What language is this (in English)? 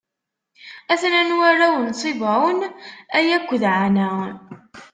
Kabyle